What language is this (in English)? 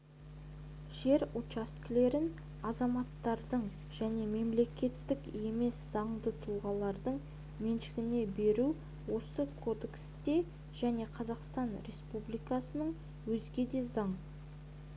Kazakh